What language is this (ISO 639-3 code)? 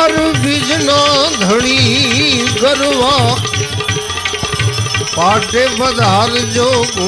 hin